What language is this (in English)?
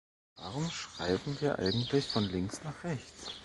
German